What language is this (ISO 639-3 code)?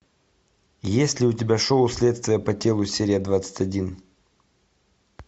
rus